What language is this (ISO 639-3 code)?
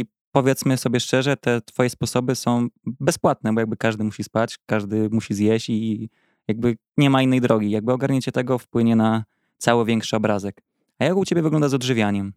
pol